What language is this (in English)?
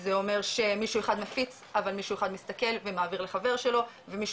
Hebrew